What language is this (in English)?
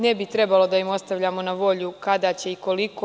Serbian